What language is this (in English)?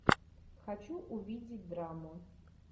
Russian